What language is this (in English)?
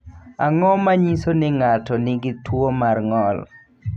Luo (Kenya and Tanzania)